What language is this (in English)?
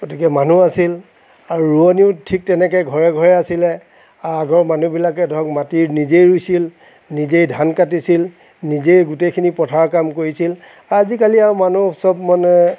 Assamese